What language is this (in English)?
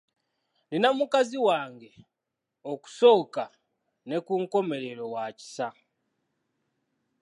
Ganda